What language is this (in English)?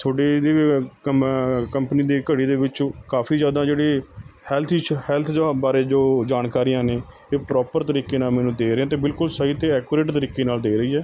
Punjabi